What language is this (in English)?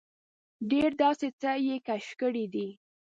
Pashto